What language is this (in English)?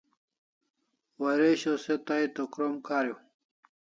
Kalasha